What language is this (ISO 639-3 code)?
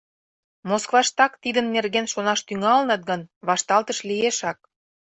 chm